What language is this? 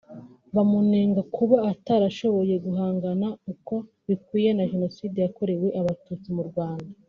Kinyarwanda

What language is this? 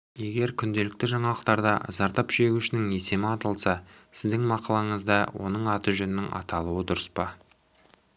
Kazakh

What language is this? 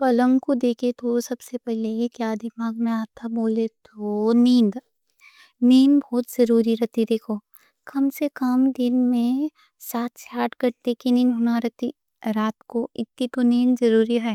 Deccan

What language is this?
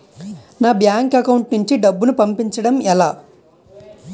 Telugu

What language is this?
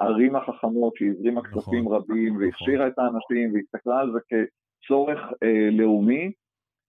Hebrew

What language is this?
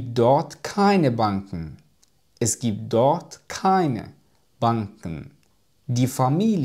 Arabic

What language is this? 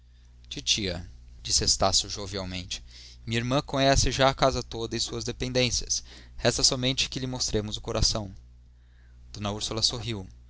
Portuguese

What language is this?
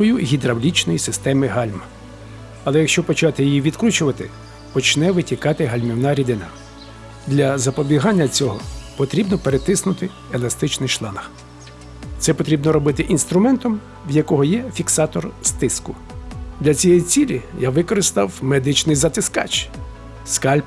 Ukrainian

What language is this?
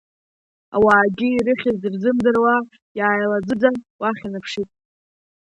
Abkhazian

